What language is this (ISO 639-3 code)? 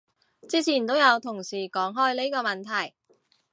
yue